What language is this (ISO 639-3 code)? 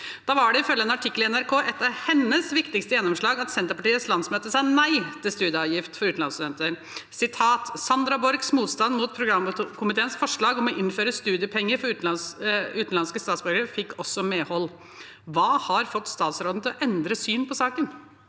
nor